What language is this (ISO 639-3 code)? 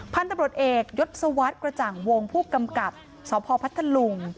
tha